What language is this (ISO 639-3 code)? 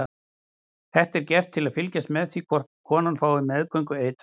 isl